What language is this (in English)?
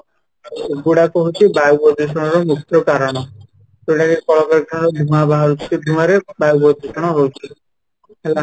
Odia